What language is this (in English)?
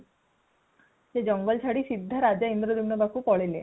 Odia